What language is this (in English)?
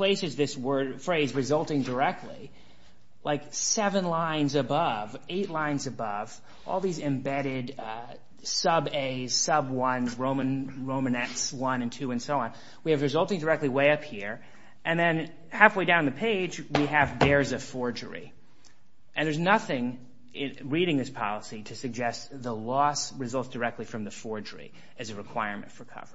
English